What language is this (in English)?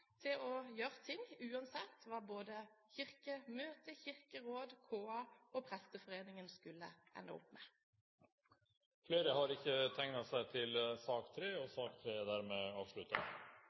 Norwegian Bokmål